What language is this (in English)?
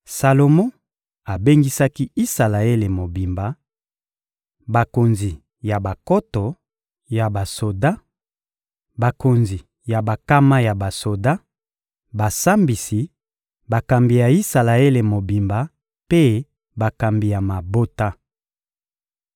Lingala